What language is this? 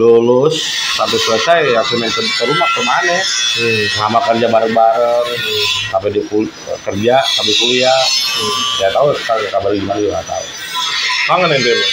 Indonesian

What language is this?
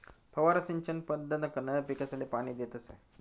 Marathi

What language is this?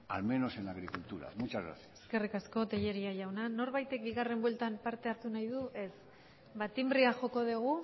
Basque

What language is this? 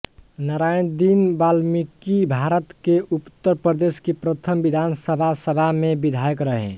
Hindi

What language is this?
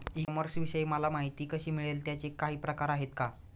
Marathi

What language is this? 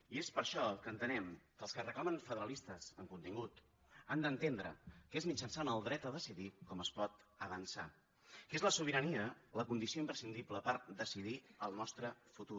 Catalan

